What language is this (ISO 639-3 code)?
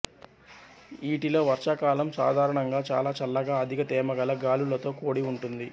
tel